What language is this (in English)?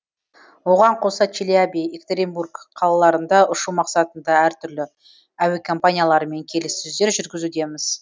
Kazakh